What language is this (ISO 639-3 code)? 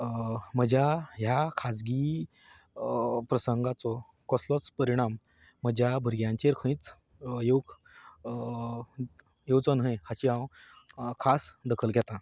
kok